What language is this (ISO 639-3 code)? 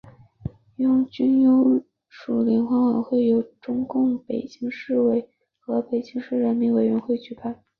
zho